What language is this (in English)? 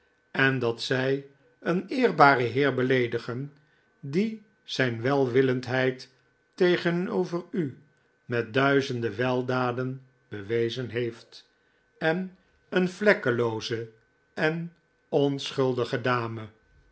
Dutch